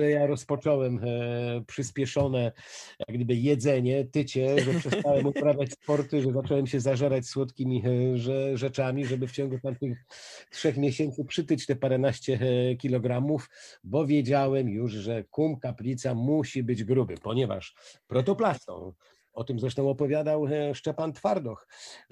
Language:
Polish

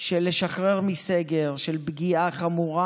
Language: Hebrew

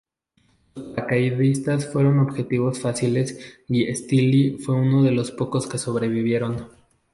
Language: Spanish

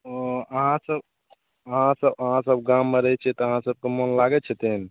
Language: Maithili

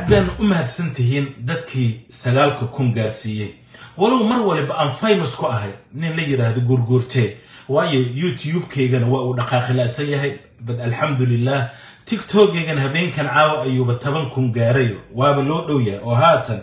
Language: Arabic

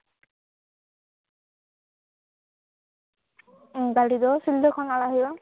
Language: Santali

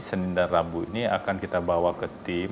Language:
Indonesian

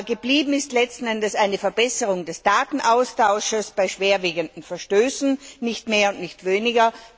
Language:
German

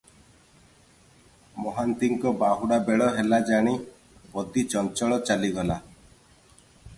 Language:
Odia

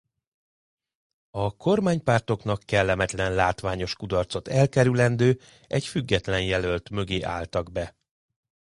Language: Hungarian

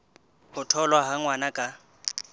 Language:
Southern Sotho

